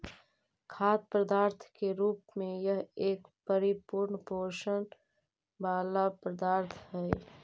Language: Magahi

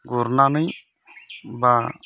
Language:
Bodo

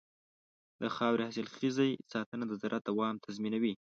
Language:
Pashto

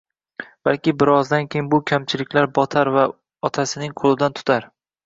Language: Uzbek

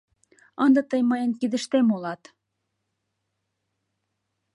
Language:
Mari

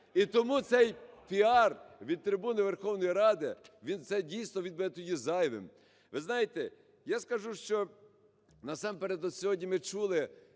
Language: Ukrainian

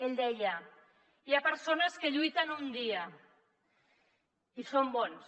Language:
Catalan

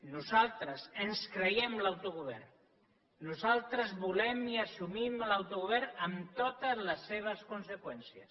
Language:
Catalan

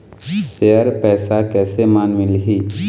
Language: Chhattisgarhi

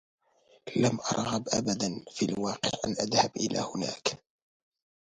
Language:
Arabic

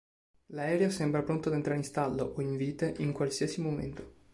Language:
Italian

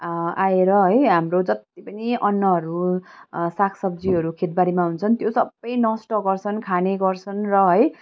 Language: Nepali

